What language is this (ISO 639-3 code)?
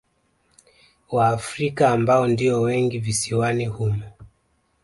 swa